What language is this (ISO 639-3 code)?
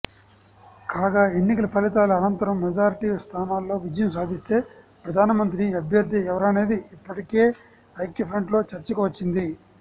tel